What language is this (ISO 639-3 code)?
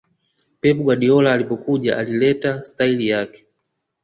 swa